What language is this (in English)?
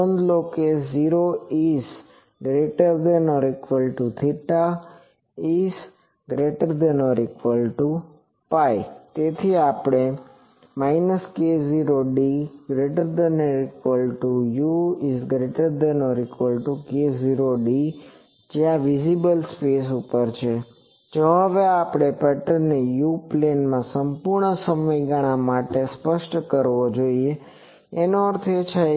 Gujarati